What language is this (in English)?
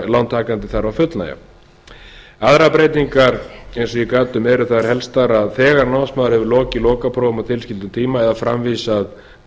Icelandic